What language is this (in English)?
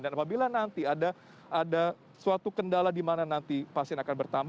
Indonesian